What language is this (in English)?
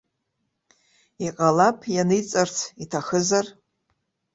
Abkhazian